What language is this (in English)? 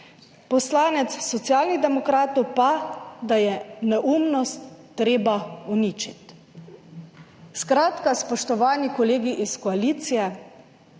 Slovenian